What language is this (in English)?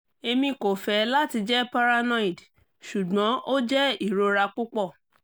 Yoruba